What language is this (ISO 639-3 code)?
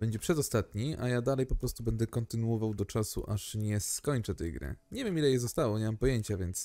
pol